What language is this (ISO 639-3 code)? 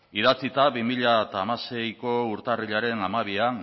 eus